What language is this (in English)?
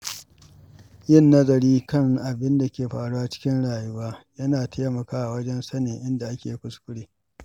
Hausa